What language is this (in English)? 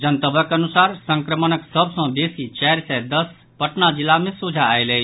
Maithili